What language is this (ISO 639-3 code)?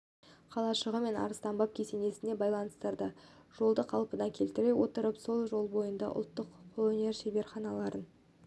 kaz